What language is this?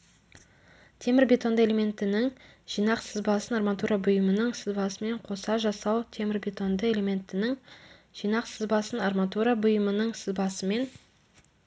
Kazakh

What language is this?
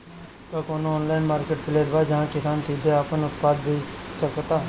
Bhojpuri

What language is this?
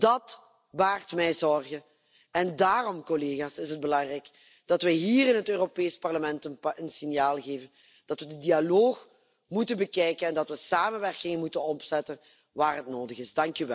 Dutch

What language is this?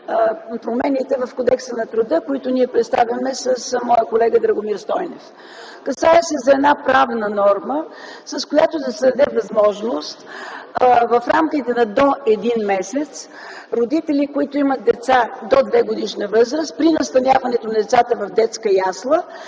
Bulgarian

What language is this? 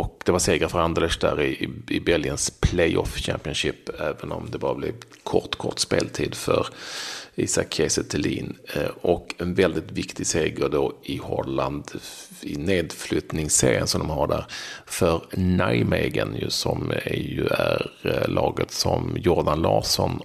Swedish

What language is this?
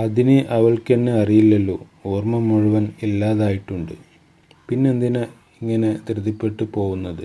Malayalam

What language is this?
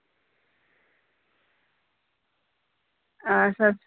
Dogri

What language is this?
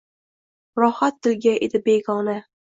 Uzbek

